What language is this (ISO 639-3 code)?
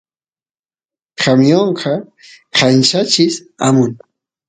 qus